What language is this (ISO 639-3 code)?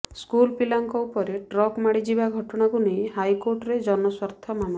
ori